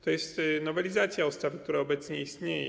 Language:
Polish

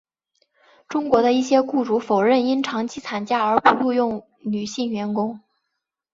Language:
Chinese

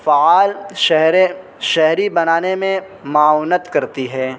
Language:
Urdu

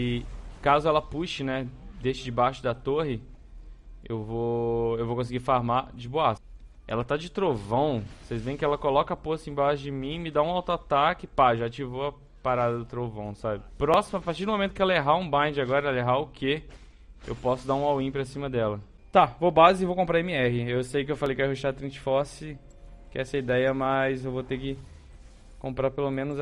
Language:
Portuguese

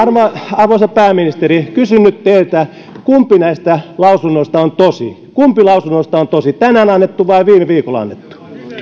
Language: Finnish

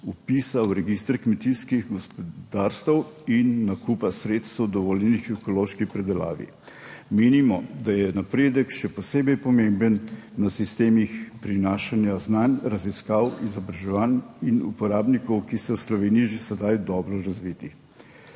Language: Slovenian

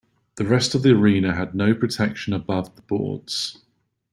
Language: English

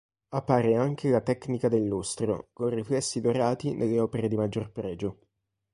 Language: Italian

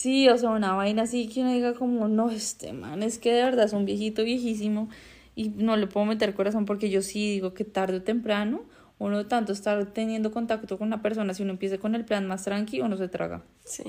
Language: Spanish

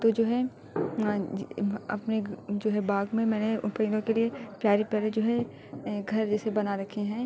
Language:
Urdu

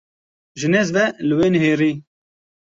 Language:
Kurdish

